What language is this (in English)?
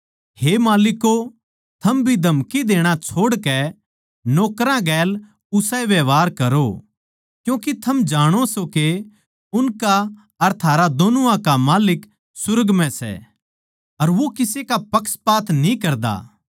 Haryanvi